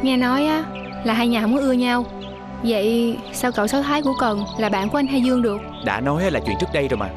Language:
Vietnamese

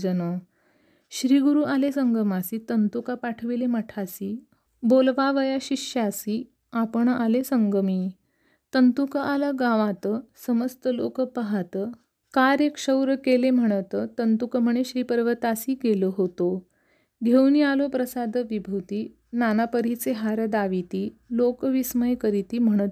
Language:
Marathi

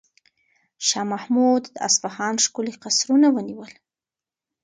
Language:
Pashto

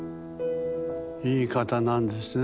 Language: Japanese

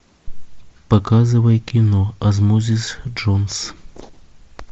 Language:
Russian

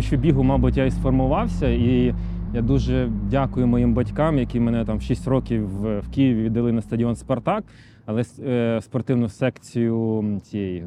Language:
Ukrainian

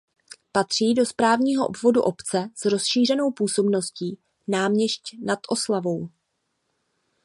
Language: Czech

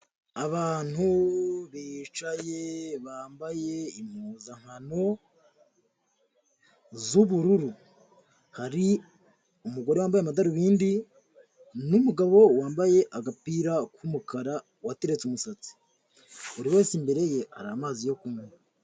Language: Kinyarwanda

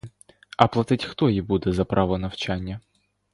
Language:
Ukrainian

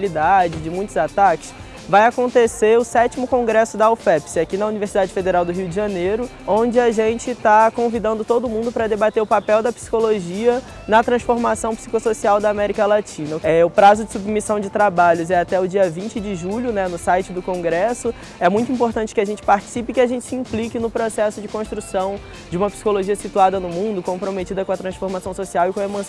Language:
Portuguese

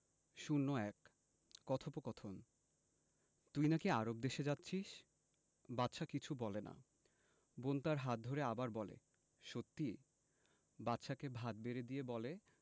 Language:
Bangla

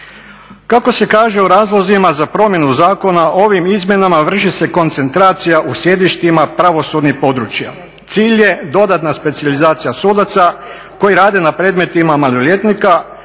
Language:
Croatian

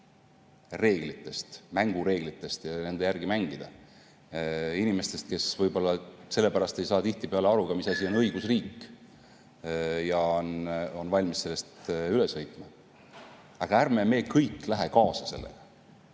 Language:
Estonian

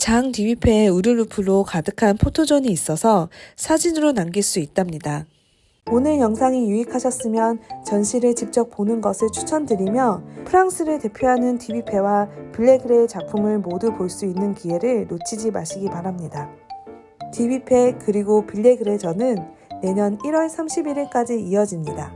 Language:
Korean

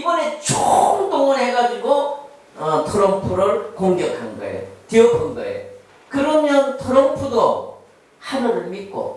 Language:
Korean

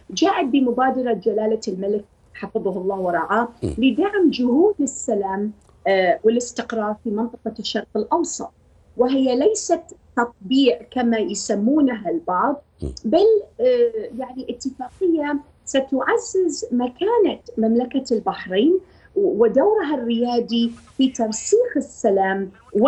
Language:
Arabic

